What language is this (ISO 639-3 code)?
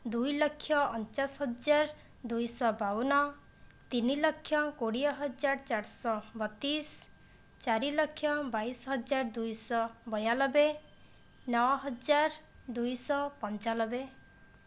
ori